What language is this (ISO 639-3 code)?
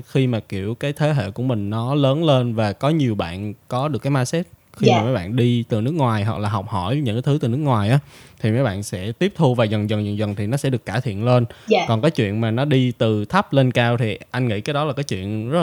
vie